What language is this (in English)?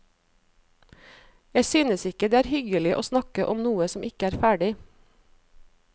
Norwegian